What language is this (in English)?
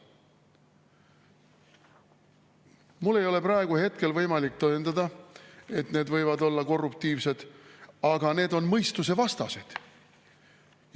Estonian